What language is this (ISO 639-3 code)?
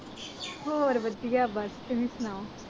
pan